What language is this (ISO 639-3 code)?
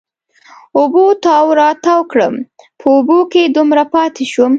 pus